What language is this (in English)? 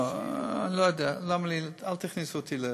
Hebrew